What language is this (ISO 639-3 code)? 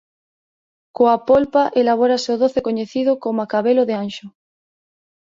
glg